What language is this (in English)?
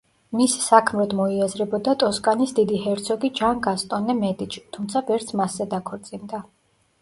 Georgian